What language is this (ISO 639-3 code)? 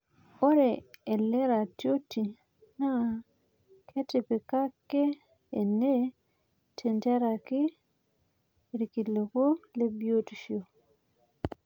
mas